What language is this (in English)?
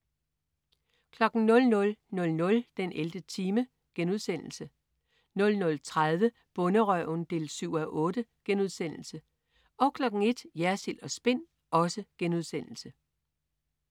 Danish